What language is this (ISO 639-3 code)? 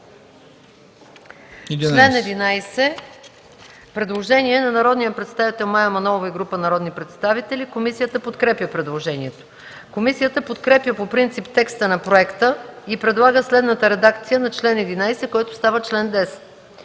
bul